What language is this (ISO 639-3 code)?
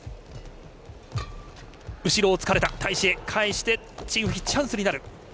jpn